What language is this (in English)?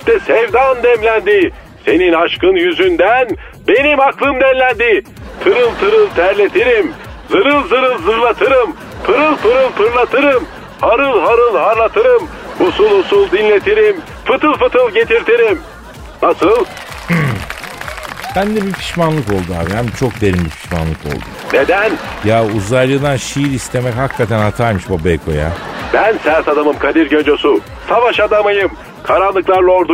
Turkish